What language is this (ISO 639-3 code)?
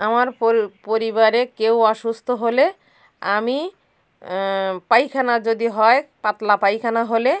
ben